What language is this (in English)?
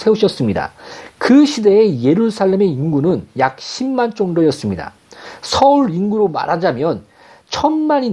Korean